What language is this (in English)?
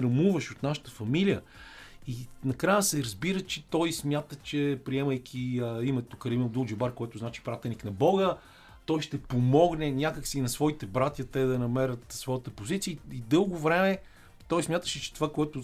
Bulgarian